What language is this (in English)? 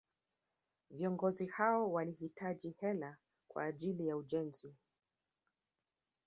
Swahili